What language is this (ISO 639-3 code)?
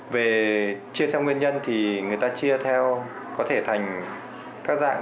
vie